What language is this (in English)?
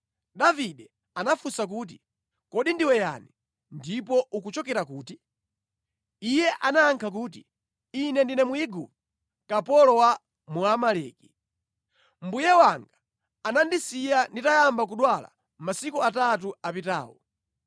Nyanja